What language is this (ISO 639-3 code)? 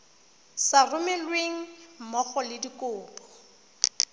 tsn